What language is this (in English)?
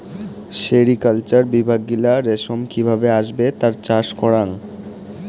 Bangla